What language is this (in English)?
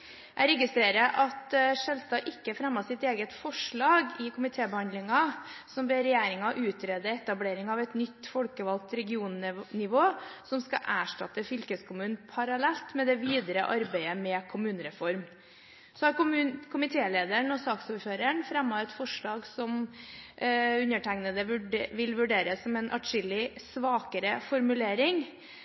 Norwegian Bokmål